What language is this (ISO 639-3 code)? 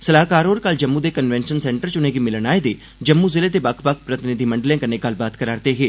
doi